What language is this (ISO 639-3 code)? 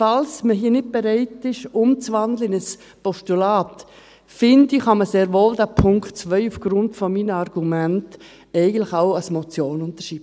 gsw